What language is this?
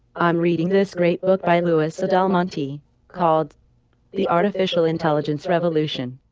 English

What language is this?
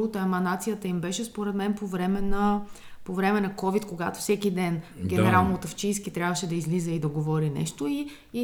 Bulgarian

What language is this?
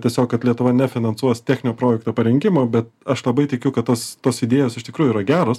Lithuanian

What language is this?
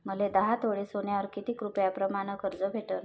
Marathi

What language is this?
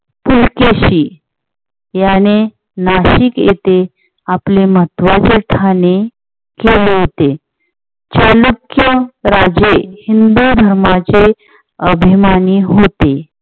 Marathi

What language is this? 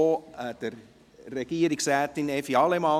Swiss German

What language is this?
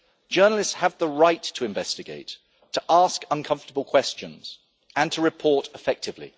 English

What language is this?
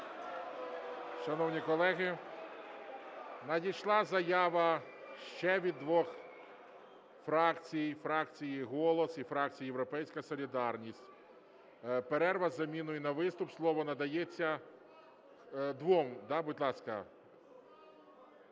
Ukrainian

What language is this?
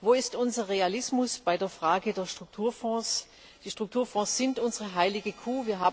German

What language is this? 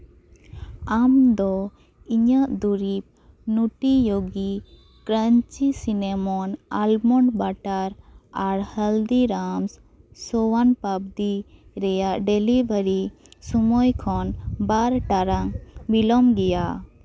Santali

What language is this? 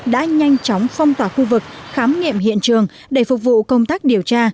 Vietnamese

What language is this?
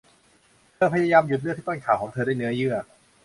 Thai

